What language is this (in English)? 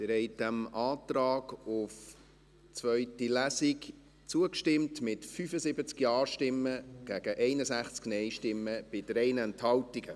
Swiss German